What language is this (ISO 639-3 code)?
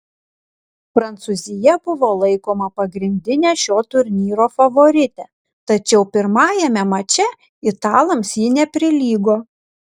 lit